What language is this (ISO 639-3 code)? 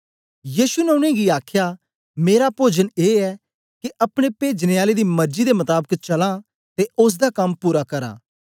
doi